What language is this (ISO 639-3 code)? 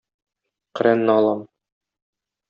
tat